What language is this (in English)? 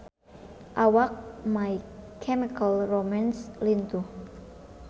Sundanese